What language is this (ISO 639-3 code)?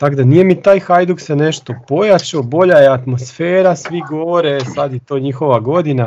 hrv